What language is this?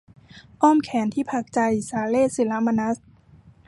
Thai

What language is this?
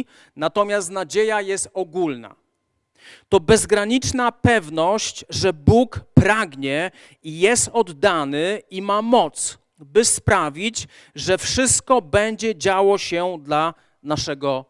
Polish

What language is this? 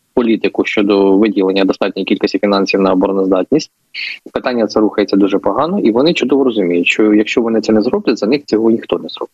Ukrainian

